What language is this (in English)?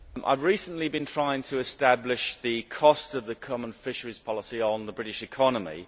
English